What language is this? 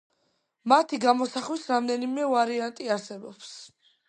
Georgian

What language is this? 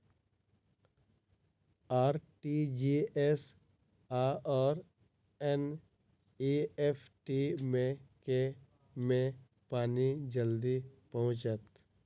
Maithili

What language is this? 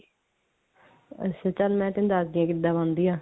Punjabi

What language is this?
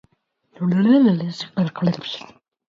Swedish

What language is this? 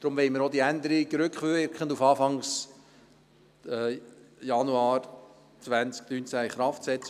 Swiss German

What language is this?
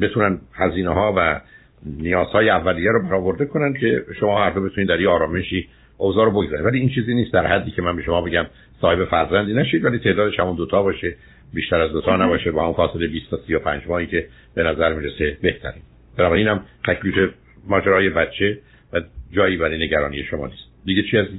Persian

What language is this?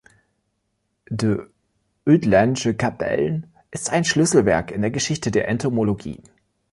German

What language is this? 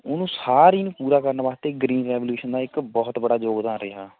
Punjabi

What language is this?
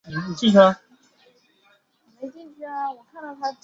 Chinese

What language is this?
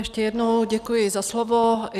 Czech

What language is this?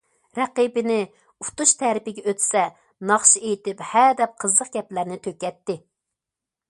Uyghur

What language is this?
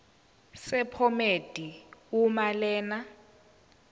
Zulu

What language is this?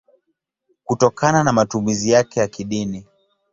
Swahili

